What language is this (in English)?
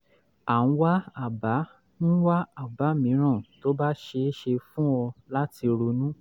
Yoruba